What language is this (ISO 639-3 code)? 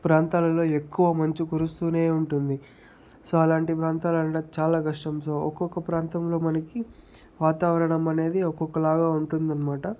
tel